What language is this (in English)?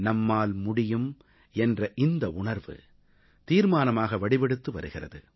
Tamil